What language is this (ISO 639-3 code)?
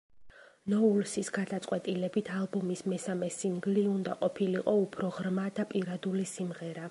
kat